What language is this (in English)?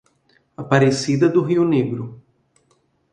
Portuguese